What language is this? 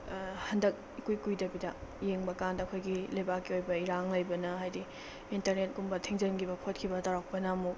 Manipuri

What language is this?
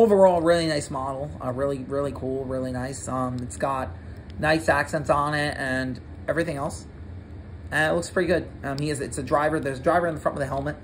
English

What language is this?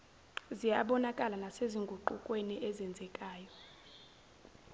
Zulu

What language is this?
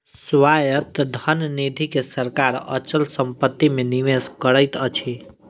Maithili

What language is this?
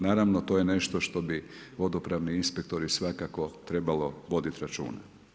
Croatian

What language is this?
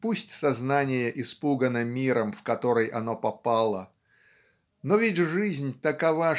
Russian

